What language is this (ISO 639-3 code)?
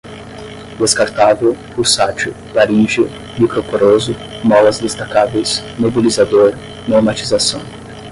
por